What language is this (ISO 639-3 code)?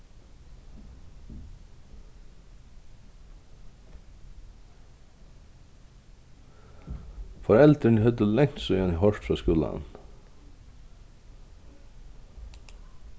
fao